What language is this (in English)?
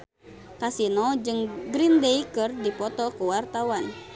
Sundanese